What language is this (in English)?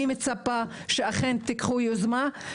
Hebrew